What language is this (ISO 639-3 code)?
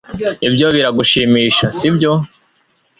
kin